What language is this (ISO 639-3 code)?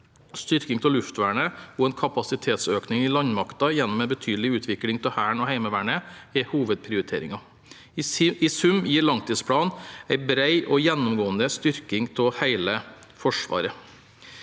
nor